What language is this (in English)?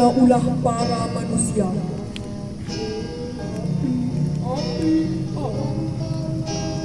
Indonesian